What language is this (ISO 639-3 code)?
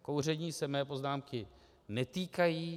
ces